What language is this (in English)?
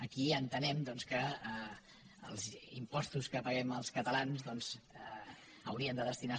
Catalan